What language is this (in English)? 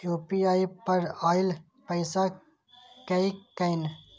Maithili